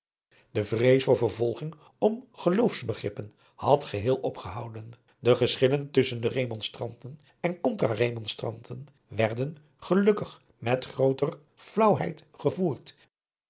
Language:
Dutch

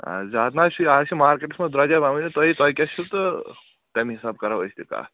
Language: Kashmiri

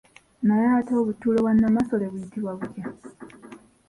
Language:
Ganda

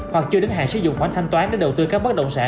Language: Vietnamese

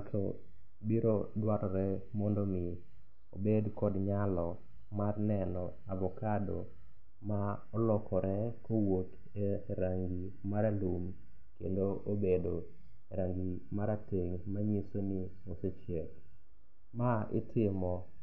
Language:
Luo (Kenya and Tanzania)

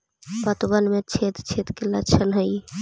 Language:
Magahi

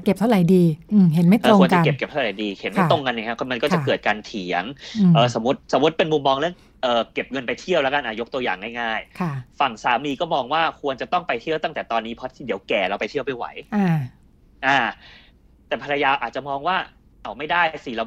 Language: Thai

